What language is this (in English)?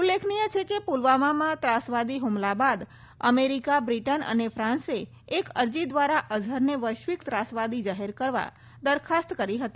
Gujarati